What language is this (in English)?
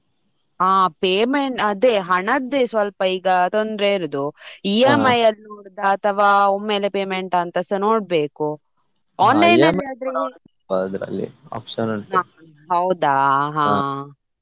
Kannada